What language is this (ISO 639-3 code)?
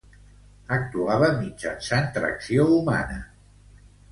cat